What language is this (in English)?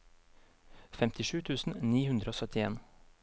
Norwegian